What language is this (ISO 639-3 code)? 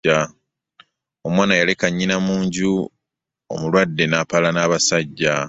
lug